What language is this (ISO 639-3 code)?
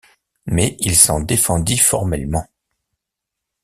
fra